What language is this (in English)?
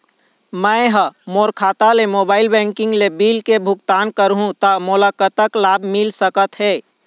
Chhattisgarhi